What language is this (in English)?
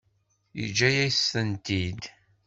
Kabyle